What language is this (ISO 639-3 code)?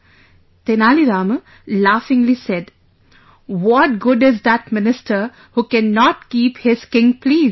eng